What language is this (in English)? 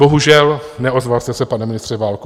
Czech